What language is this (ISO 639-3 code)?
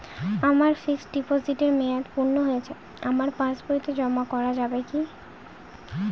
ben